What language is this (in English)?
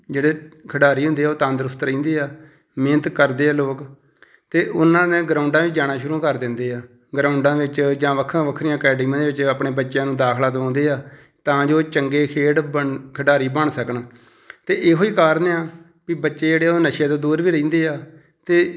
Punjabi